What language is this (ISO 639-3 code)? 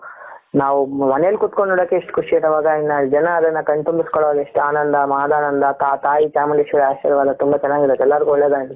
kan